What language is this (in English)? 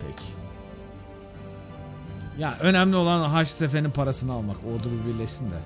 Turkish